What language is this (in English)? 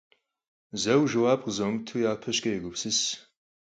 Kabardian